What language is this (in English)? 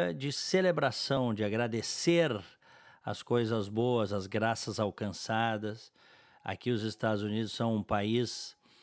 Portuguese